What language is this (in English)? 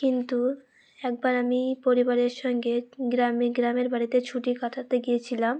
Bangla